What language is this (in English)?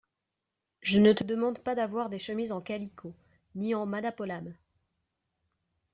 French